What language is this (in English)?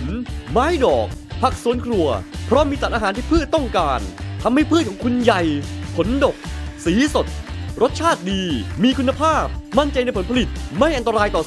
Thai